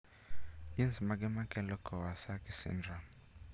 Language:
Luo (Kenya and Tanzania)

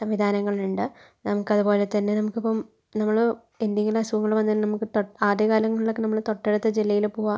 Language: Malayalam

